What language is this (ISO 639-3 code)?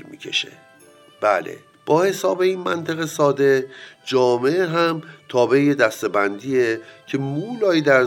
fas